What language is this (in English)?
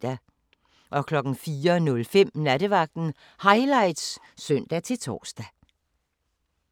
Danish